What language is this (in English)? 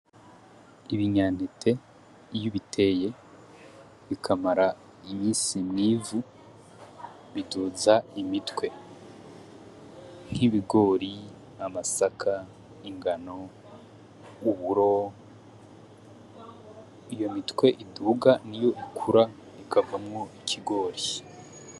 Rundi